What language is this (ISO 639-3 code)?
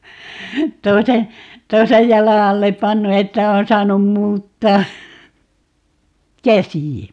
fin